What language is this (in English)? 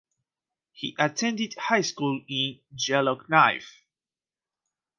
English